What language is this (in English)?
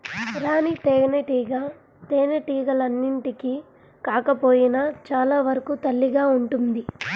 Telugu